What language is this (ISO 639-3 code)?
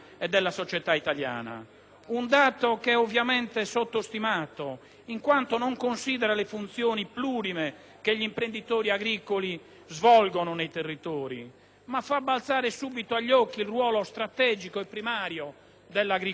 ita